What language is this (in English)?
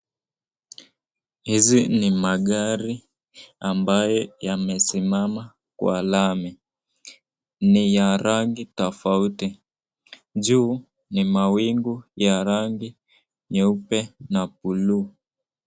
Swahili